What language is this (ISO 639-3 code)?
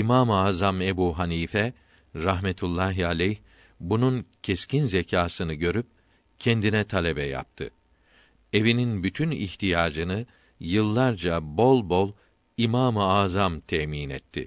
tur